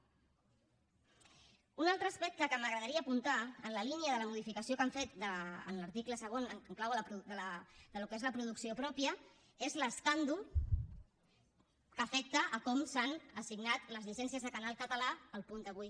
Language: Catalan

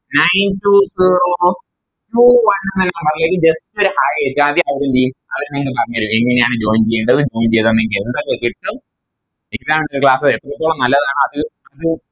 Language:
Malayalam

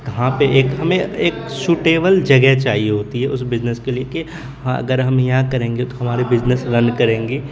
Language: Urdu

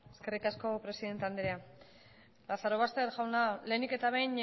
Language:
Basque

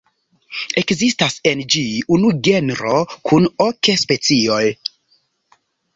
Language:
Esperanto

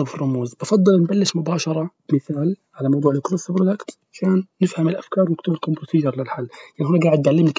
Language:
Arabic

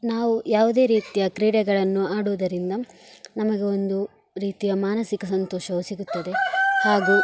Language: Kannada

